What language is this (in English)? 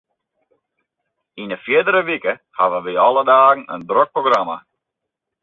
Western Frisian